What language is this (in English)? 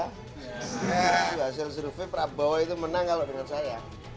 Indonesian